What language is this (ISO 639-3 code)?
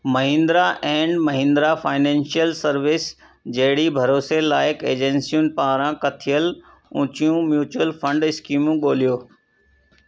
snd